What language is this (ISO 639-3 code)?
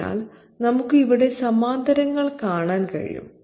mal